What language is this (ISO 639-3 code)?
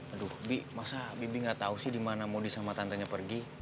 ind